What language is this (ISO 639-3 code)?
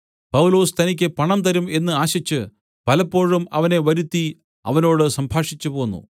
mal